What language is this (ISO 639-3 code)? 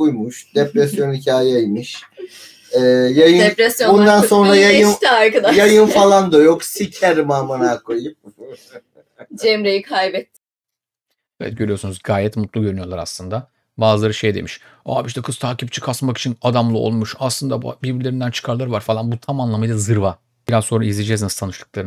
tur